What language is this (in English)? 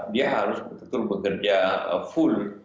Indonesian